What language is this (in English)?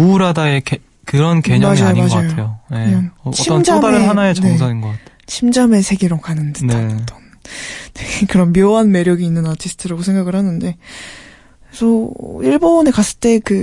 Korean